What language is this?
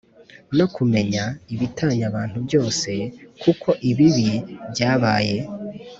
Kinyarwanda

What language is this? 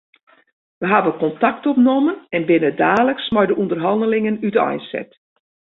Western Frisian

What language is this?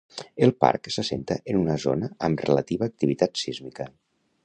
Catalan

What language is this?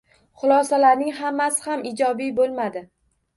Uzbek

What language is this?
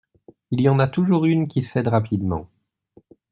French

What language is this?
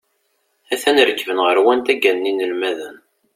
Kabyle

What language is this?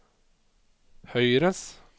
Norwegian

